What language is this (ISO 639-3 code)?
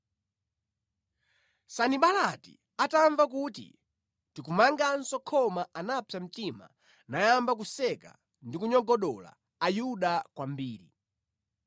nya